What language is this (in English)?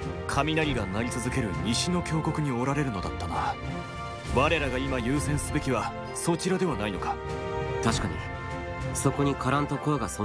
Japanese